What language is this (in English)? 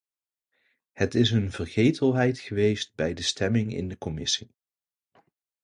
Dutch